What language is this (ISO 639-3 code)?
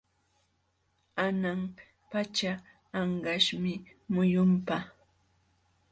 qxw